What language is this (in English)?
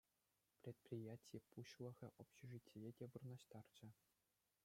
Chuvash